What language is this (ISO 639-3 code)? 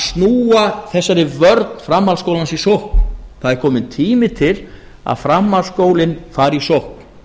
isl